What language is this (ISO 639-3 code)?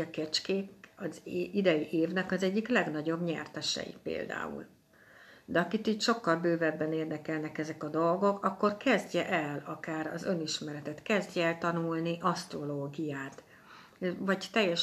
hun